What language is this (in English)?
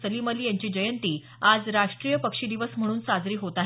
Marathi